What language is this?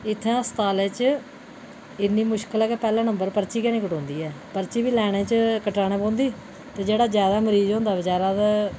Dogri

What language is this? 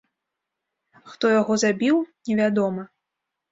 Belarusian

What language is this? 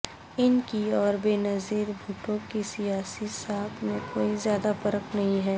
Urdu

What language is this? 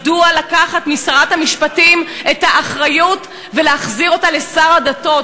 Hebrew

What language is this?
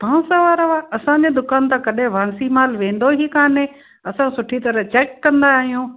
Sindhi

